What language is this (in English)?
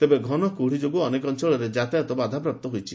Odia